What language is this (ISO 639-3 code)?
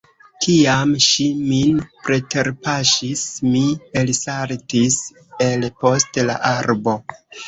epo